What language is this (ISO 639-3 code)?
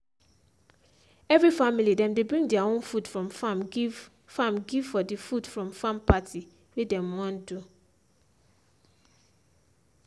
pcm